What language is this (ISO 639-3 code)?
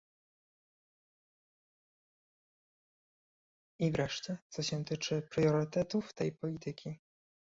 pol